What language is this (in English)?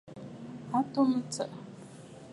Bafut